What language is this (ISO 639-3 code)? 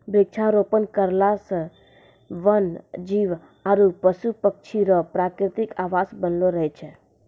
mai